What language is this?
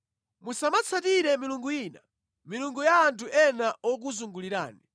Nyanja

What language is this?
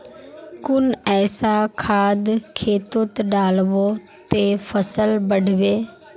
Magahi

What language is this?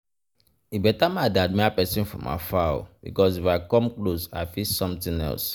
Nigerian Pidgin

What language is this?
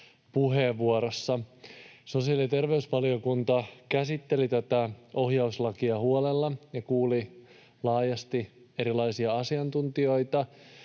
Finnish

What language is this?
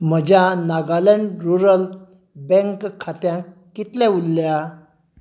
Konkani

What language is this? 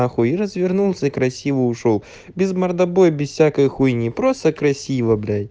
Russian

